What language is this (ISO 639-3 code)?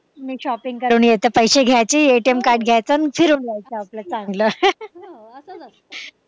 mar